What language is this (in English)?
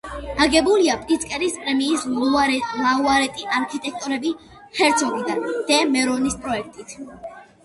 Georgian